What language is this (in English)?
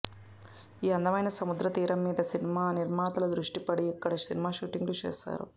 Telugu